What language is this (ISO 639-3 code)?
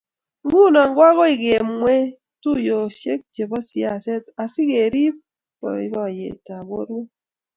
kln